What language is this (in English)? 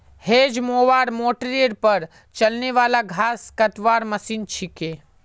Magahi